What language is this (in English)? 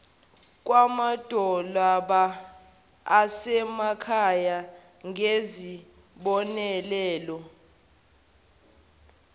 Zulu